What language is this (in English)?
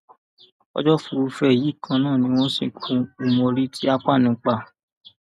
Yoruba